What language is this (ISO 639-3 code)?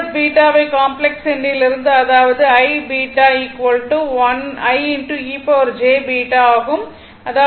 tam